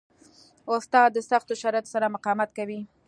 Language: Pashto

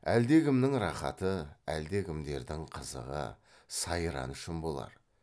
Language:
Kazakh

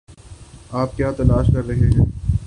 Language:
Urdu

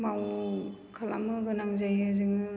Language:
Bodo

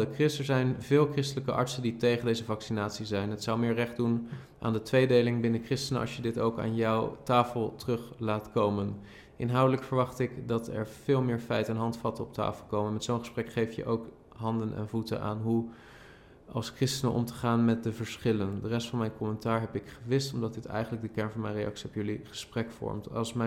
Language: Dutch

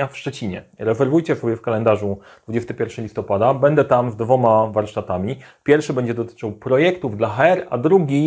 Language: Polish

